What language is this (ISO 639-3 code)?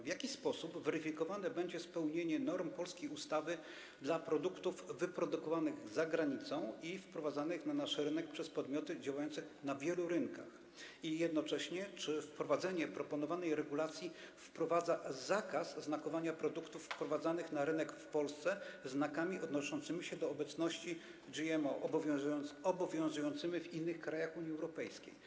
pol